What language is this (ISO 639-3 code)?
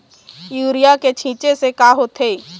hne